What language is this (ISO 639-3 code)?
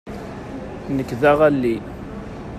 kab